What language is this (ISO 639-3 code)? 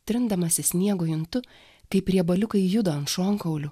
lit